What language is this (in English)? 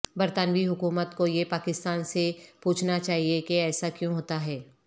Urdu